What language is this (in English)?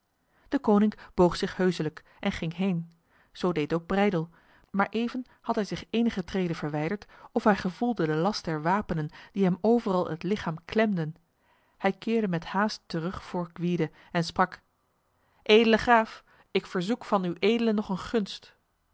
Dutch